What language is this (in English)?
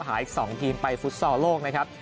Thai